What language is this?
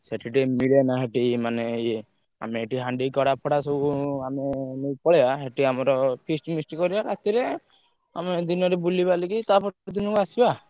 Odia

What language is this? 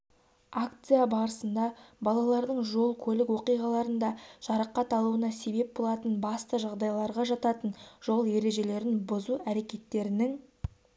Kazakh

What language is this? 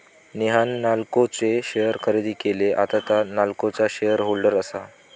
Marathi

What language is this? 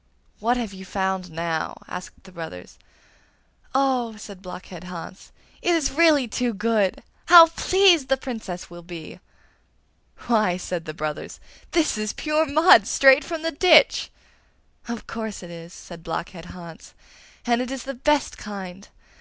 English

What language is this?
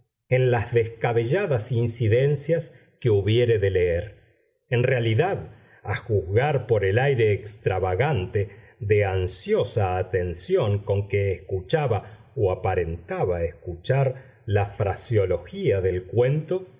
Spanish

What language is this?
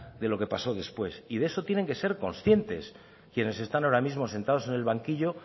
Spanish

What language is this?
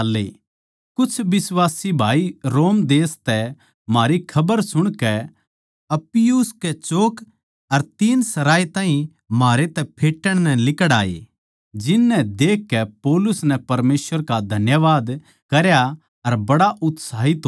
Haryanvi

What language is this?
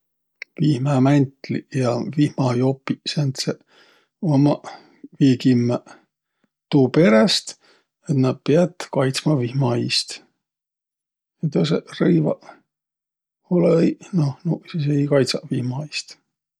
Võro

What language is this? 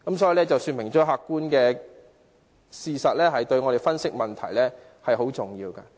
Cantonese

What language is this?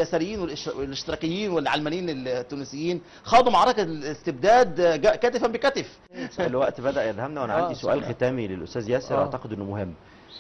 Arabic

